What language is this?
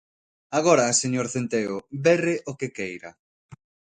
Galician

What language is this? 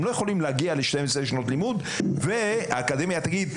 Hebrew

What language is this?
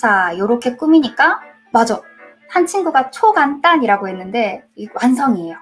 Korean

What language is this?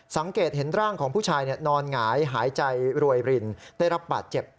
Thai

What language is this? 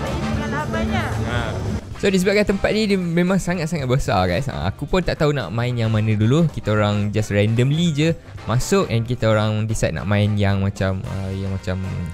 Malay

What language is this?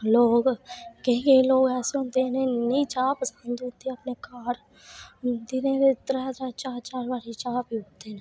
Dogri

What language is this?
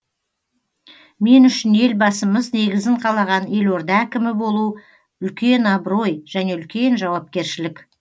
Kazakh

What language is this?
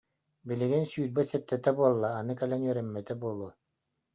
Yakut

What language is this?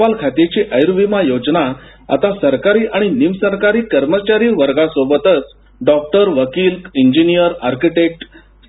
Marathi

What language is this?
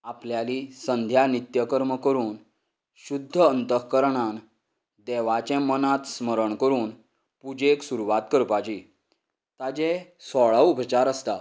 Konkani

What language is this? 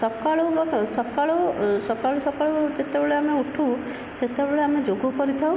Odia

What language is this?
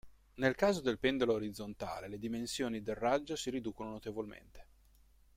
Italian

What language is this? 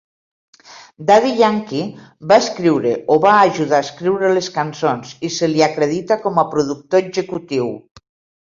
Catalan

